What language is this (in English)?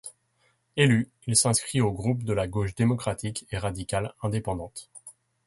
French